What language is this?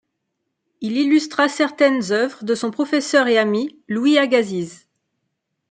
French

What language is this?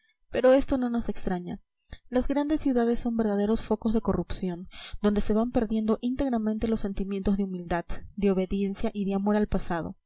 Spanish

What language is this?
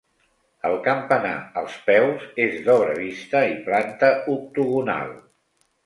Catalan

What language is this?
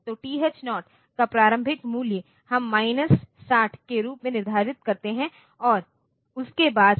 Hindi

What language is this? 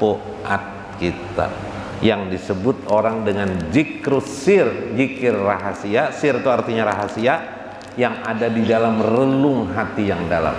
Indonesian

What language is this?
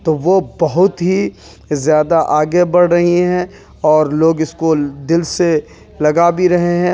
Urdu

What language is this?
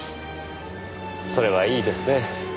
Japanese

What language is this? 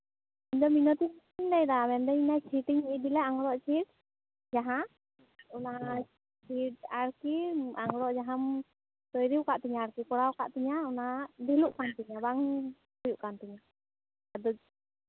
Santali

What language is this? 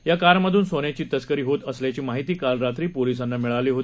Marathi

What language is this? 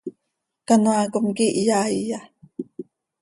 Seri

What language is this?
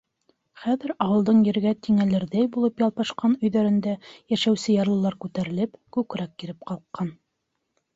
Bashkir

